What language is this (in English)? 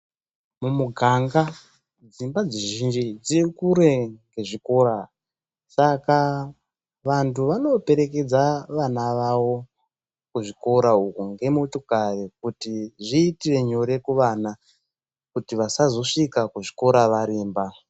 Ndau